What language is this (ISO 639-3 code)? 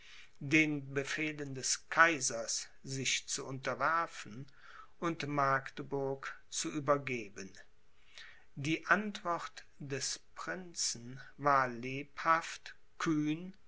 deu